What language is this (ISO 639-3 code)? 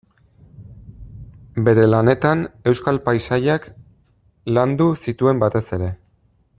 eus